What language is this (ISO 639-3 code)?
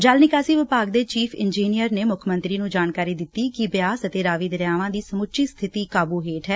pan